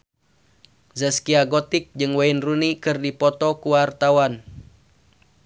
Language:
Sundanese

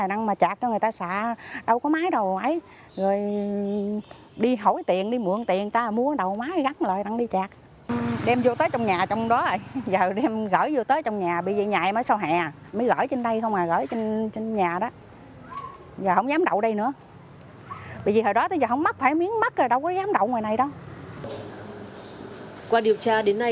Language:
Vietnamese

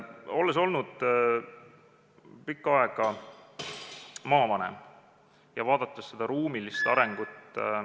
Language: Estonian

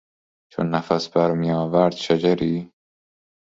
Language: Persian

